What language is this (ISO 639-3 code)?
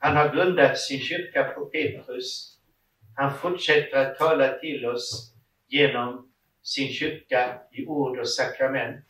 swe